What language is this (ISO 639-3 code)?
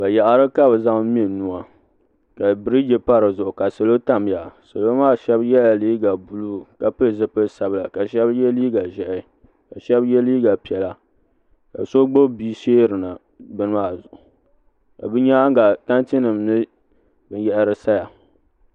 dag